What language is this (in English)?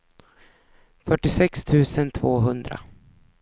Swedish